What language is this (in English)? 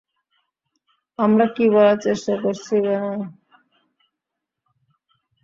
Bangla